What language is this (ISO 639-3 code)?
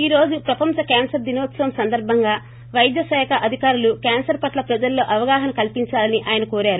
tel